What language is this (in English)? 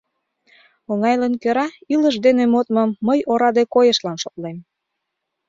Mari